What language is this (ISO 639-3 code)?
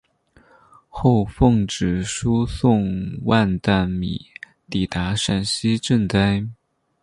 zho